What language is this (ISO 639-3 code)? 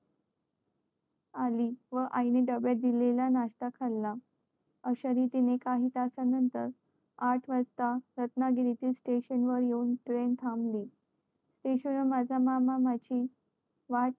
mar